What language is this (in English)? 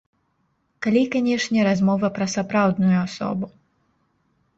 Belarusian